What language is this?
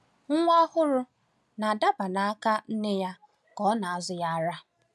Igbo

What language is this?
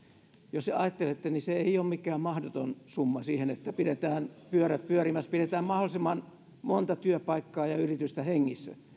Finnish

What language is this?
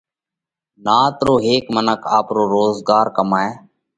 Parkari Koli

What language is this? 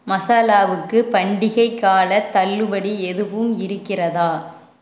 Tamil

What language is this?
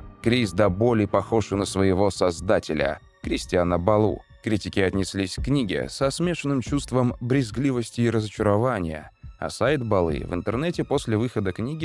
Russian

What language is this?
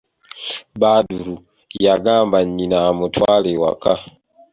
Ganda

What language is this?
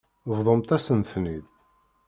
Kabyle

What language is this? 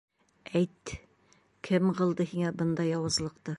Bashkir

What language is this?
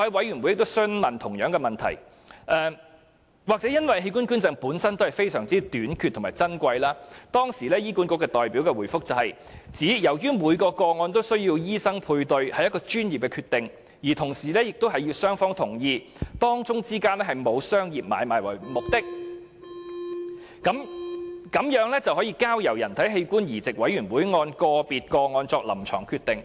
Cantonese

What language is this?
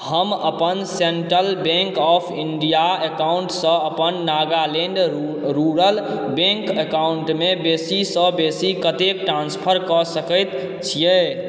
Maithili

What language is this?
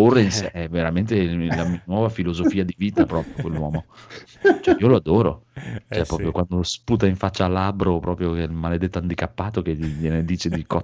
Italian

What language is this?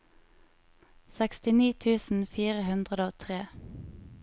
Norwegian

